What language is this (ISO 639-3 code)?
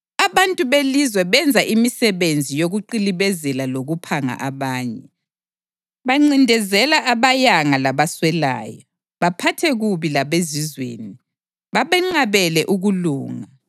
nde